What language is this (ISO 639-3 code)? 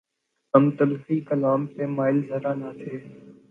urd